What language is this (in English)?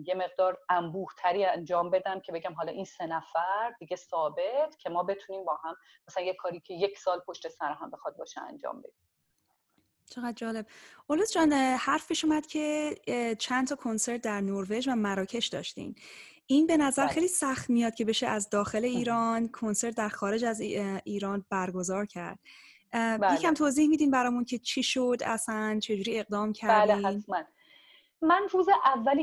Persian